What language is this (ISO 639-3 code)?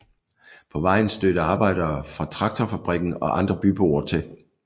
dan